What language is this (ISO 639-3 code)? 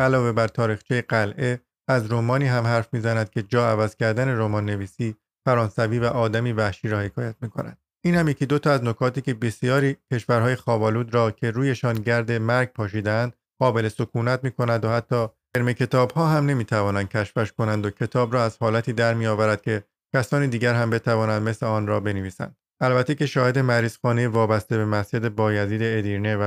fas